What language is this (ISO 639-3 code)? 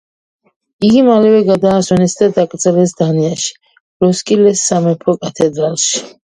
kat